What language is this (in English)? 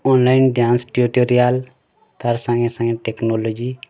Odia